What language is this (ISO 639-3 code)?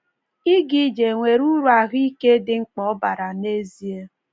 ibo